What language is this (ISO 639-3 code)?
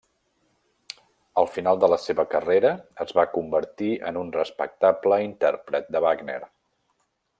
cat